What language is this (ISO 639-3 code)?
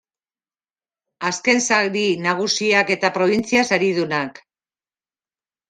eus